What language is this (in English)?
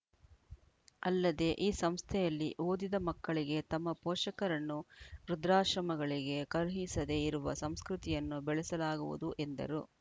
Kannada